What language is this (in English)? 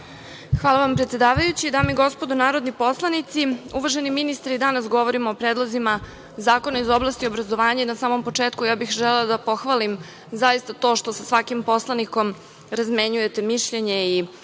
Serbian